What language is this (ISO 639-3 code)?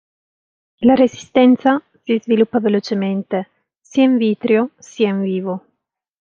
ita